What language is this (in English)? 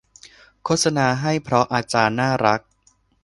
Thai